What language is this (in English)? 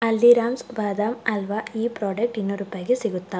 Kannada